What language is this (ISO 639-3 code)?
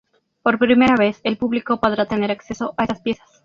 spa